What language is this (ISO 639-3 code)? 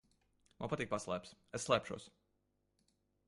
lav